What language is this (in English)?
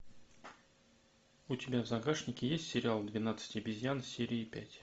Russian